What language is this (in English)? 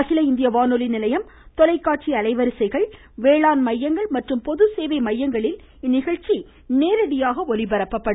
Tamil